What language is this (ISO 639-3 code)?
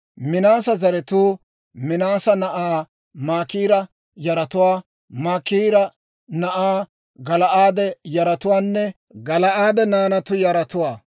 dwr